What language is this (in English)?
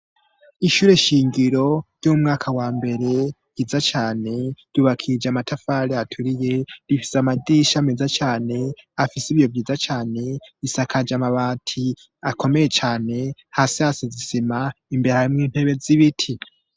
Rundi